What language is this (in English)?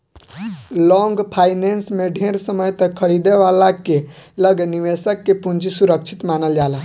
Bhojpuri